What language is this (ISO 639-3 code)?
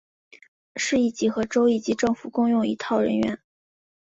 zho